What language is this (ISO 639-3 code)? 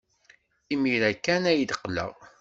kab